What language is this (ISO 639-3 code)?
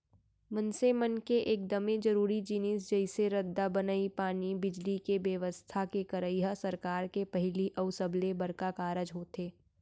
hne